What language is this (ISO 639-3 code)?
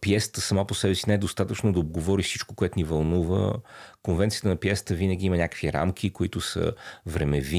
bul